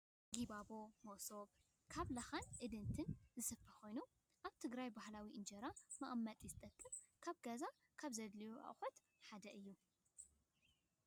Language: Tigrinya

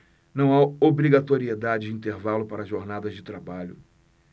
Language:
Portuguese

